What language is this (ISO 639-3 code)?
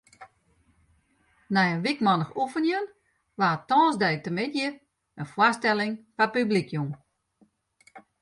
fry